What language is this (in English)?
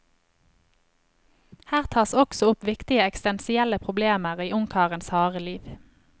Norwegian